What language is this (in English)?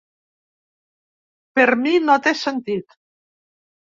Catalan